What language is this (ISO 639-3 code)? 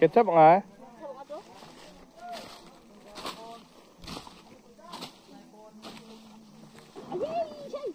ind